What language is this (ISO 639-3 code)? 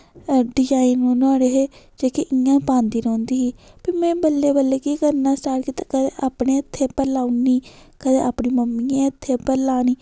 doi